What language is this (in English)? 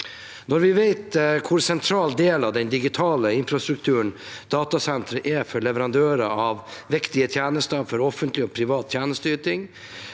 Norwegian